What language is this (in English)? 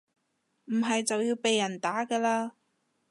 Cantonese